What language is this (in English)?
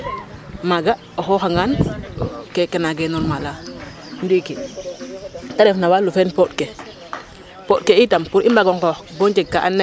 Serer